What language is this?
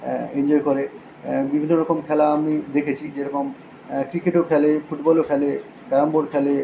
Bangla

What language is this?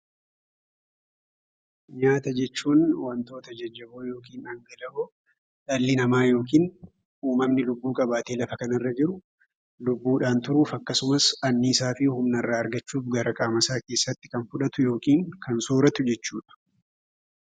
Oromo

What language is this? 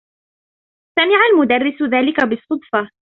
Arabic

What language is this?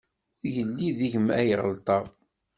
Kabyle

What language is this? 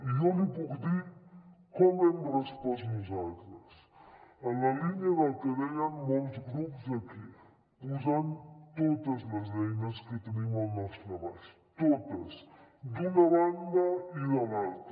Catalan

